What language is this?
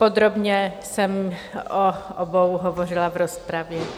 Czech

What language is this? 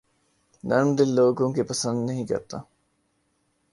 Urdu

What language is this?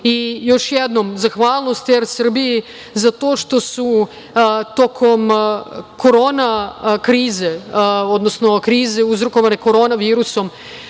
Serbian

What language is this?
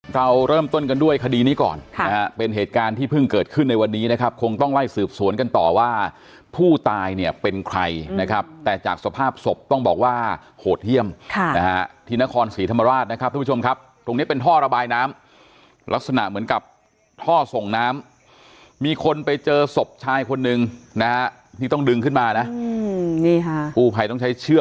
Thai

